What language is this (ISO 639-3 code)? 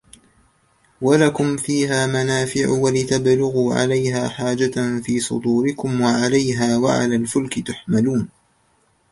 ara